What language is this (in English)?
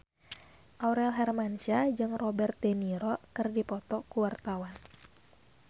Sundanese